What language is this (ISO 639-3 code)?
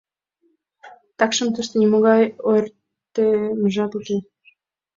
chm